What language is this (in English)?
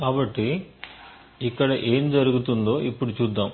Telugu